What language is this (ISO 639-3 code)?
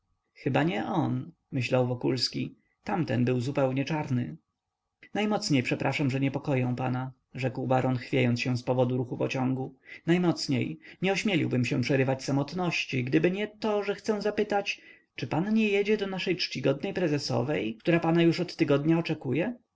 pol